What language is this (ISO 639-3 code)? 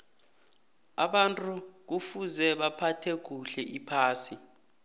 nbl